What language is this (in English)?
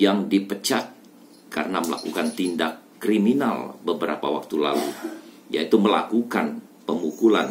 Indonesian